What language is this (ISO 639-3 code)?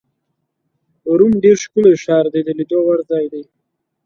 pus